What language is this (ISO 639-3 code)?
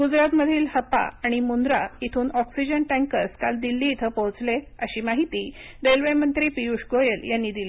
mar